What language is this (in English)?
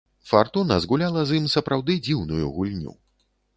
Belarusian